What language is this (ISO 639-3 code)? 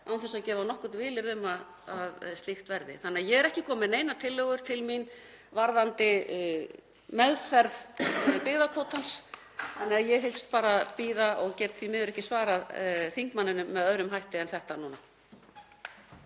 isl